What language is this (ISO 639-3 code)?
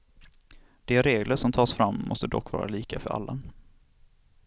swe